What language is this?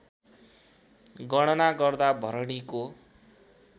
Nepali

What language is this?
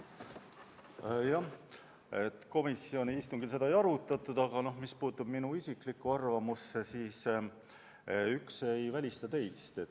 Estonian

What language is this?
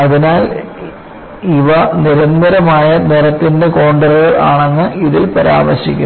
Malayalam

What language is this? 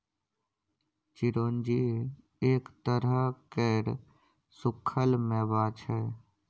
Maithili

